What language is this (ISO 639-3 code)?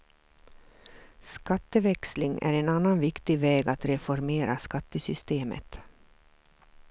swe